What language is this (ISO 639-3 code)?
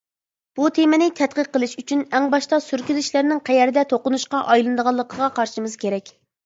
uig